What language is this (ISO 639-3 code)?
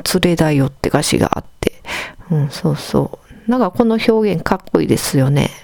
jpn